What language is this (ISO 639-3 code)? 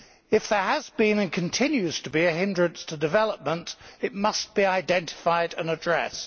eng